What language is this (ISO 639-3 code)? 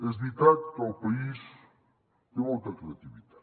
cat